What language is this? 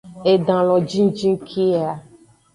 Aja (Benin)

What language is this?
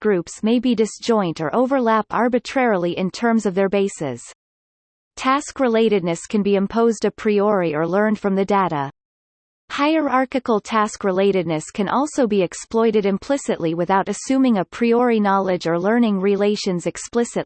English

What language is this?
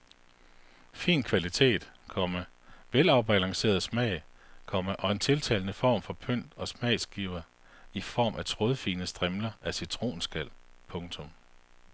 Danish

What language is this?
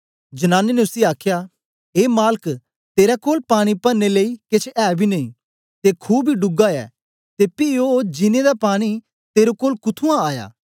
Dogri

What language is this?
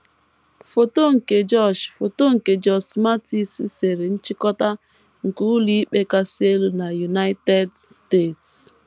Igbo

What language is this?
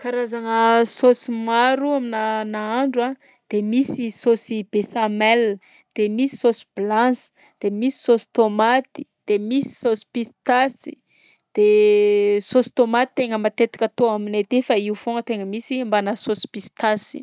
Southern Betsimisaraka Malagasy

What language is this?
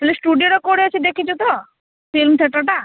Odia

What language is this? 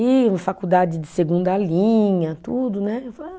Portuguese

